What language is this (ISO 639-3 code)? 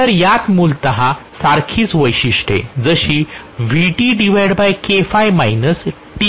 mar